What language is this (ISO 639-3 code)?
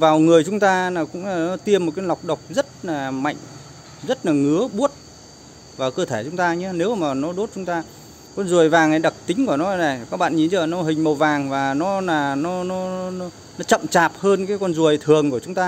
vie